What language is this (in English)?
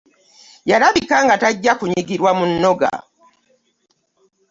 Ganda